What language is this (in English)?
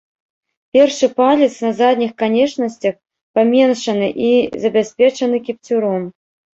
Belarusian